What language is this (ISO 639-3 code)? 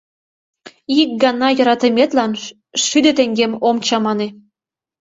chm